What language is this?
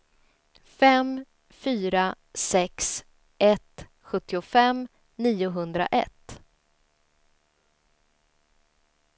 Swedish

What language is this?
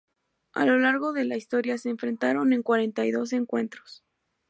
Spanish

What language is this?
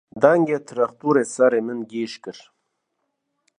Kurdish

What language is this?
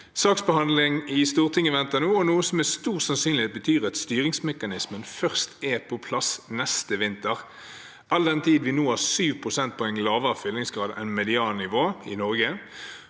Norwegian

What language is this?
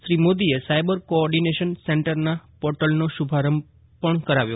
Gujarati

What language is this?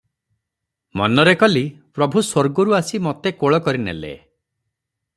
Odia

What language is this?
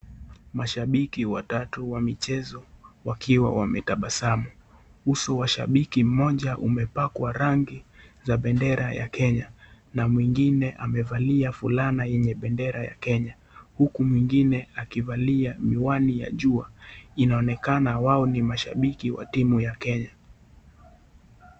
Swahili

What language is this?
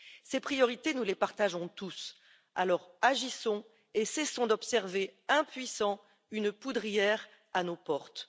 French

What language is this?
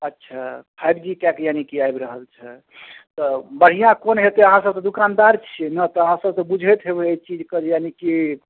Maithili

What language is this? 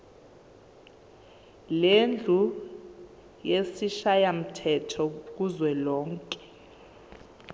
Zulu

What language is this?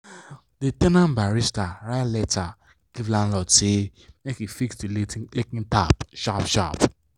Nigerian Pidgin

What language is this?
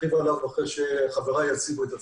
Hebrew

